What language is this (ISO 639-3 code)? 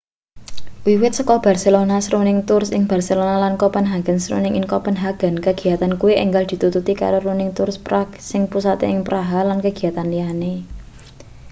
jav